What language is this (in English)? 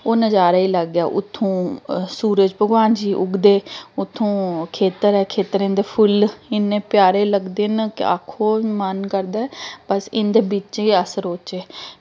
Dogri